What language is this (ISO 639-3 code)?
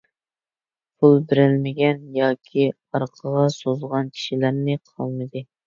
uig